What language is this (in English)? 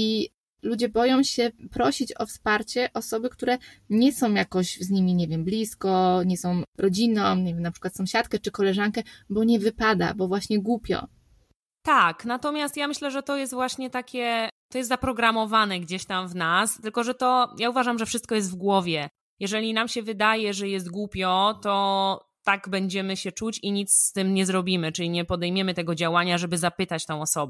Polish